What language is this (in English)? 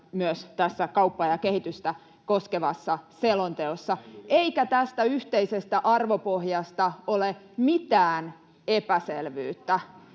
Finnish